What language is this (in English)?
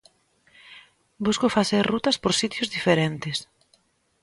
Galician